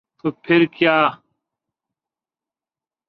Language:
Urdu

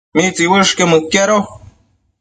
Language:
Matsés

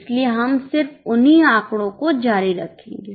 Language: Hindi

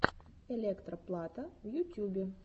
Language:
Russian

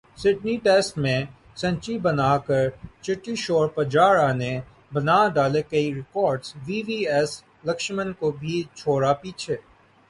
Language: Urdu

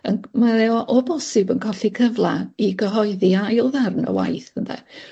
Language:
Welsh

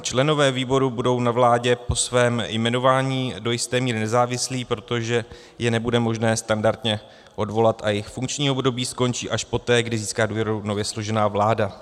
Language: Czech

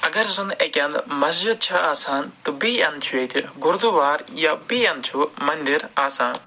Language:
Kashmiri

